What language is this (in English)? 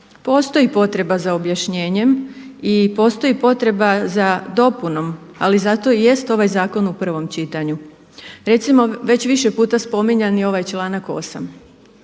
Croatian